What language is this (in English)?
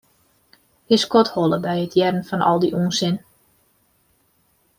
Western Frisian